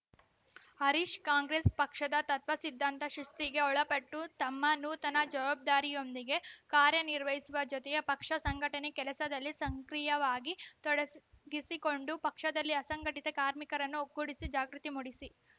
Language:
Kannada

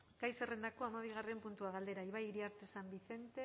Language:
Basque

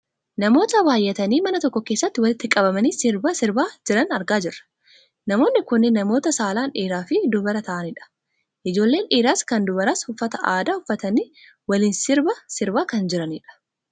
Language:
Oromo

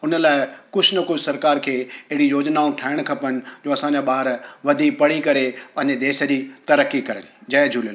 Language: Sindhi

